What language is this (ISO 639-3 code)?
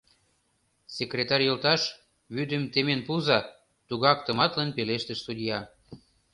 chm